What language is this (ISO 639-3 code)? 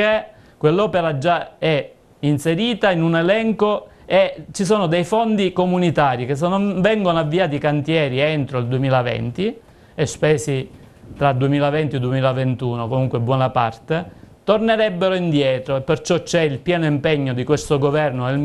ita